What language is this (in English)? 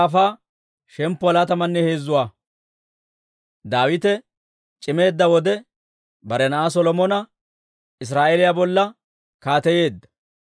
Dawro